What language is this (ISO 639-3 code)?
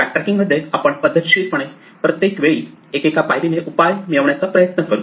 mar